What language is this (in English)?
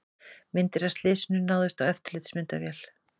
Icelandic